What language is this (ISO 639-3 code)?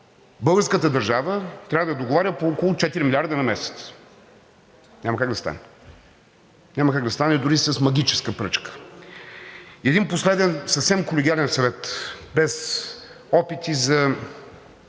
bul